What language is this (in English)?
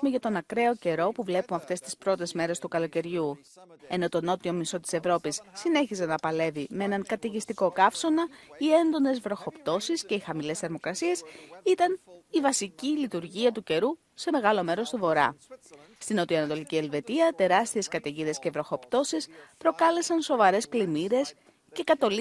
Greek